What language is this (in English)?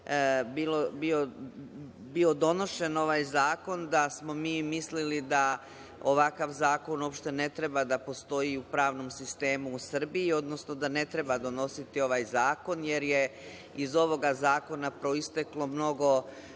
Serbian